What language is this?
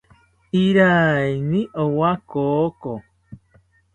South Ucayali Ashéninka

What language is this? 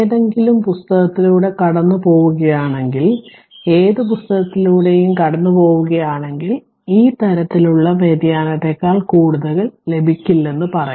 Malayalam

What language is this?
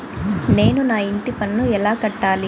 Telugu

